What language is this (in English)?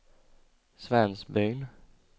Swedish